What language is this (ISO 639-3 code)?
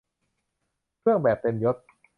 tha